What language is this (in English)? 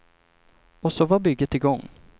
Swedish